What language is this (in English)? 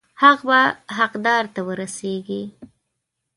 Pashto